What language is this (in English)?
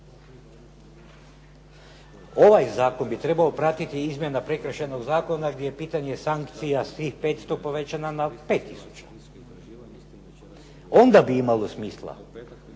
Croatian